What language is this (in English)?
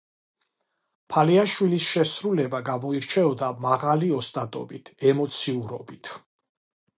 Georgian